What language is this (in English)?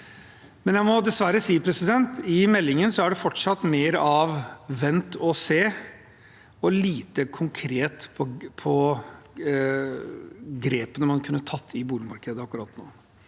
Norwegian